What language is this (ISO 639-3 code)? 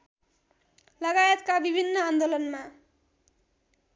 nep